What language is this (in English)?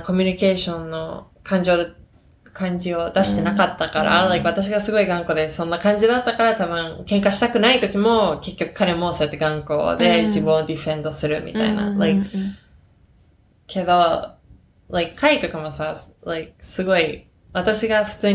Japanese